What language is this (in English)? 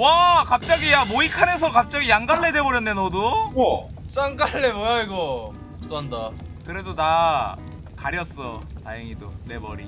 Korean